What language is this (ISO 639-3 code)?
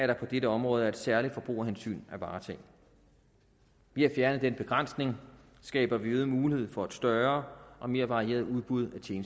dan